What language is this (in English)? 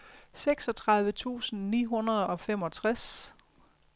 Danish